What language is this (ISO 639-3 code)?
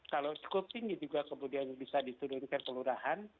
ind